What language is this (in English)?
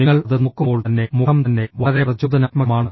Malayalam